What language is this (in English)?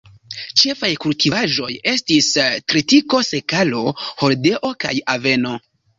Esperanto